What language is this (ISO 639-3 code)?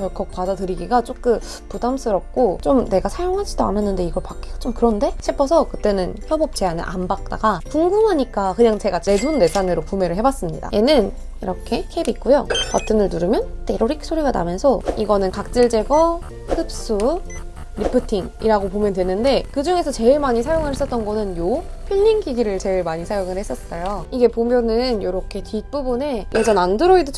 kor